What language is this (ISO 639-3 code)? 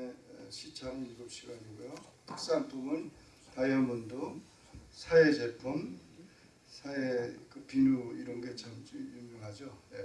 kor